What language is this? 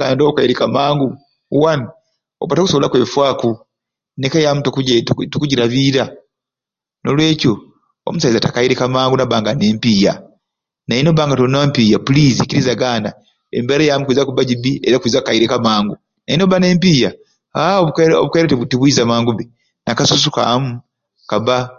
Ruuli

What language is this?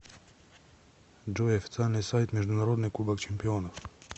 Russian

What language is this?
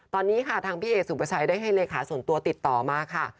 Thai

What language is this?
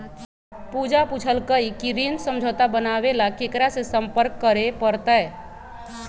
Magahi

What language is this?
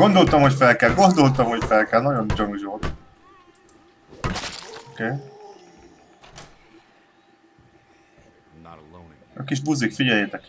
Hungarian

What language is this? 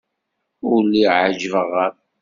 Kabyle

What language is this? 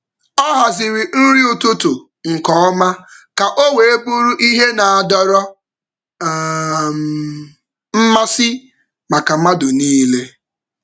Igbo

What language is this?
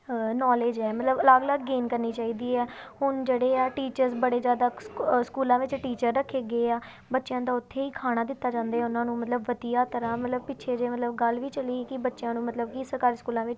Punjabi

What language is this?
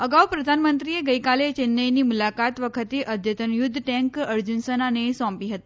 Gujarati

